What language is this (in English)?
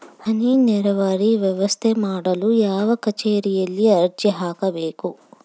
Kannada